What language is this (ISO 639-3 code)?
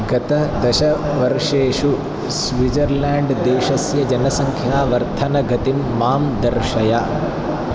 san